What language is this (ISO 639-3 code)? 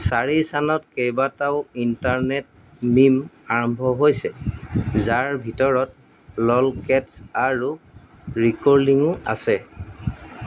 asm